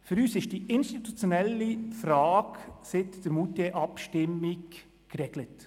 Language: Swiss German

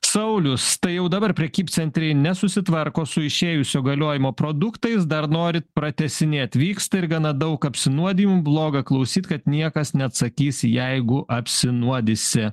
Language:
Lithuanian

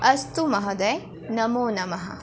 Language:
Sanskrit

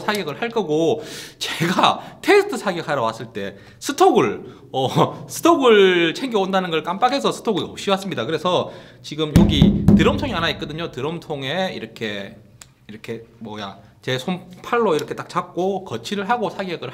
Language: Korean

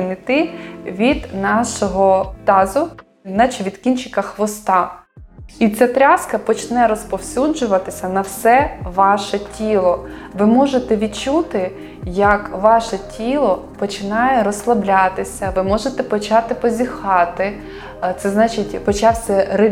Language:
Ukrainian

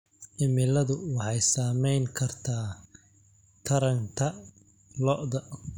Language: Somali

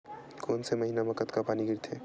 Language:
Chhattisgarhi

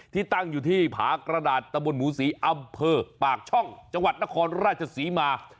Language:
Thai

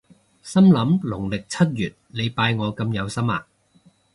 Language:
Cantonese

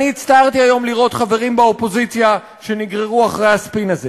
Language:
Hebrew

